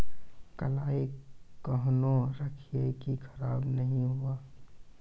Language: Maithili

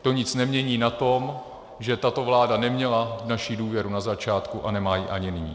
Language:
Czech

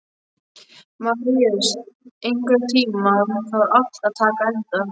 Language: Icelandic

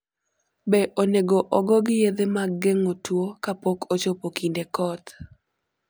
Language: Luo (Kenya and Tanzania)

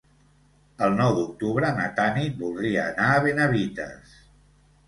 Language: Catalan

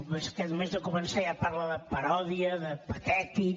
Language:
Catalan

